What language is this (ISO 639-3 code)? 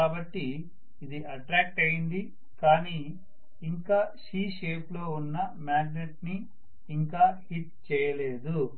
tel